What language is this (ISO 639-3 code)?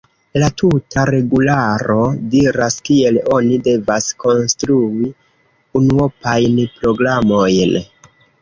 epo